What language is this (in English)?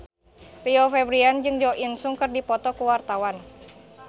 Sundanese